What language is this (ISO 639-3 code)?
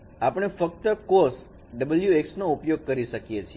guj